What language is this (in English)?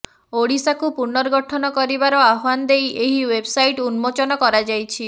Odia